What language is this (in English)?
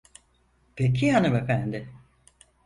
Turkish